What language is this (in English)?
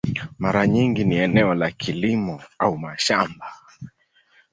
Swahili